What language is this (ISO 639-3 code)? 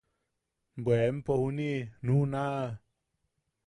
yaq